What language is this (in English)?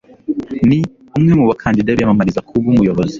Kinyarwanda